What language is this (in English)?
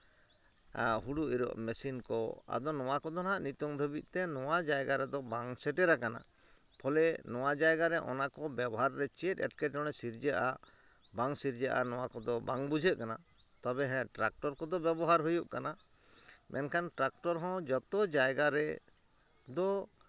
Santali